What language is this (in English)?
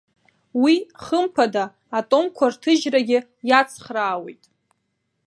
Abkhazian